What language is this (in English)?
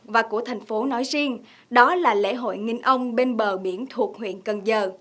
Vietnamese